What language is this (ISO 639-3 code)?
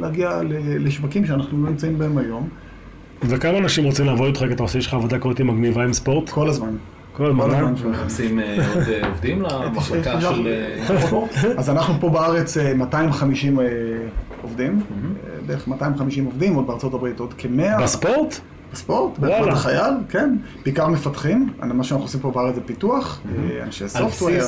heb